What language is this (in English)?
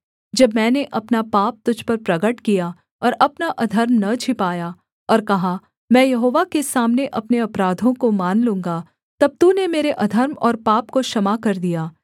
Hindi